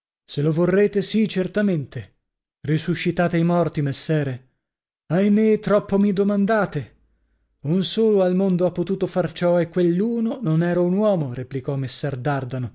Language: Italian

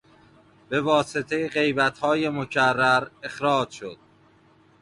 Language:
Persian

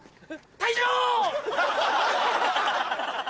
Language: Japanese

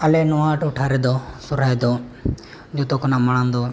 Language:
Santali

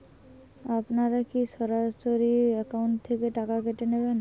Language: Bangla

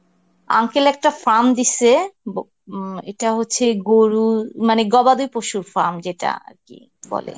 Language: Bangla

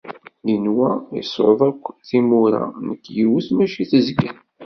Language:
Kabyle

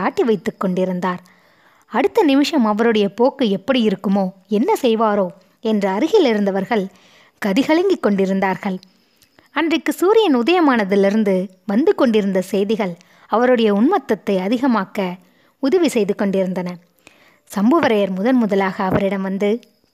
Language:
Tamil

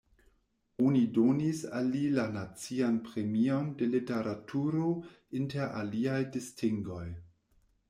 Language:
Esperanto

